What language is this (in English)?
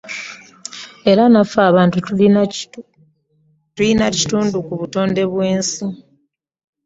Ganda